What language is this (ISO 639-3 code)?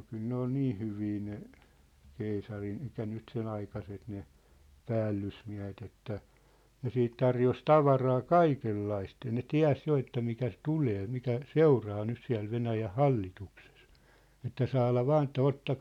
fin